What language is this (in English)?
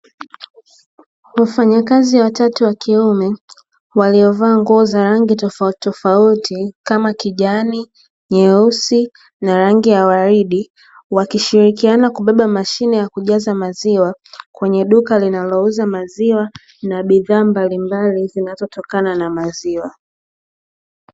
Swahili